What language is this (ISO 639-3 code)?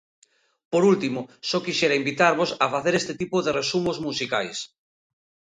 glg